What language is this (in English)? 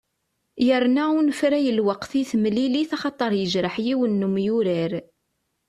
Kabyle